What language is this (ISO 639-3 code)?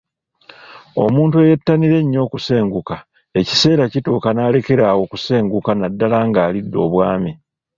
lug